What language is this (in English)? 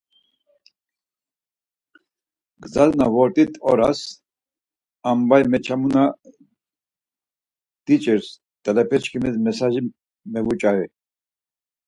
Laz